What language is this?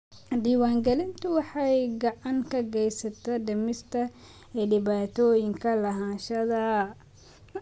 Somali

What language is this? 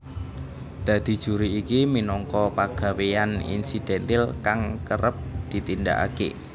Javanese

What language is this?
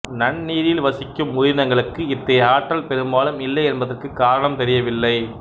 Tamil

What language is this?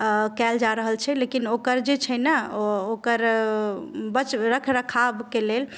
Maithili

